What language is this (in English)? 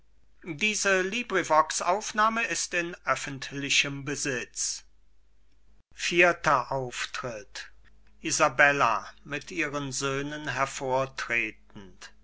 German